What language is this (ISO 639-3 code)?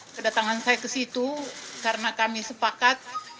ind